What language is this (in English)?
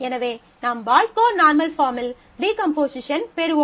Tamil